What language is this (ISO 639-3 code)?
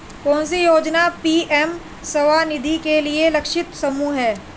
hin